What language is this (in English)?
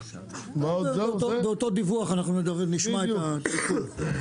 Hebrew